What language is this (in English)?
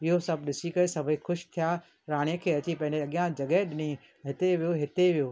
Sindhi